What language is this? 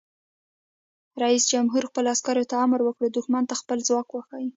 Pashto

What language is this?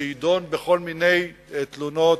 Hebrew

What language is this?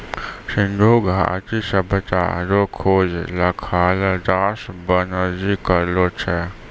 Maithili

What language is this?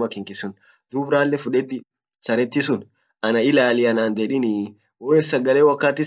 Orma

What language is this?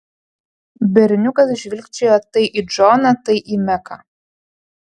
Lithuanian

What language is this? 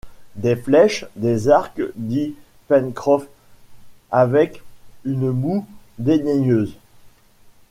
French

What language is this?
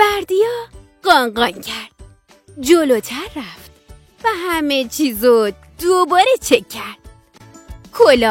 Persian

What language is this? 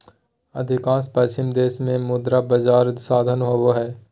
Magahi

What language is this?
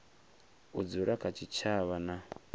Venda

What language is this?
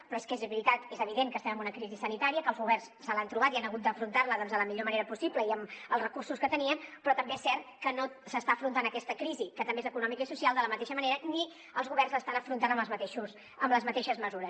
Catalan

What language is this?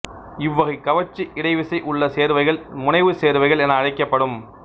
Tamil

